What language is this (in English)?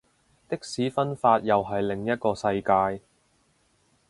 Cantonese